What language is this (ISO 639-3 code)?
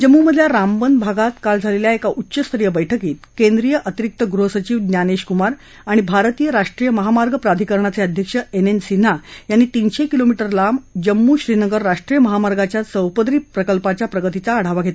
mar